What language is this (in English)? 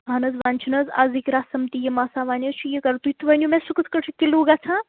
Kashmiri